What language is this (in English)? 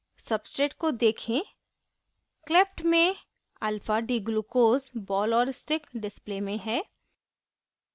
Hindi